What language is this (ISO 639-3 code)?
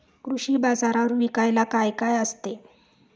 mar